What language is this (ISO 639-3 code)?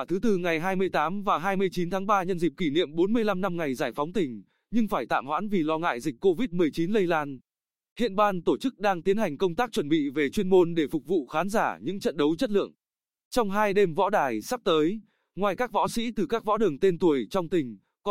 vie